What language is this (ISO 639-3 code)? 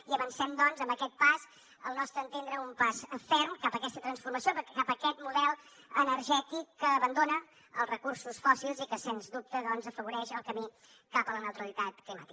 cat